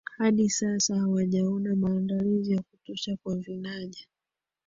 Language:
Swahili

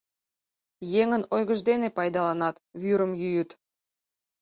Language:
Mari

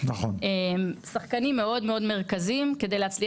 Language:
Hebrew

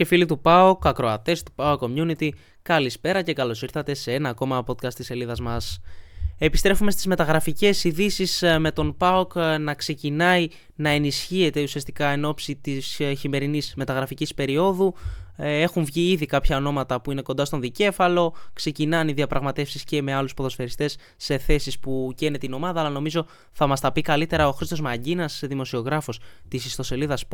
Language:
Greek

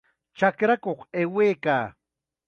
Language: Chiquián Ancash Quechua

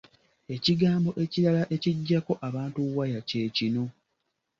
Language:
Ganda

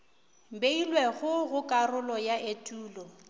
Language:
Northern Sotho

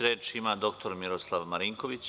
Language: Serbian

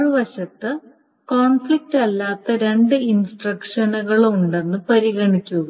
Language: Malayalam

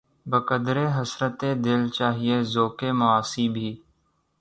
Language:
Urdu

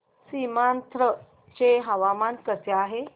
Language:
Marathi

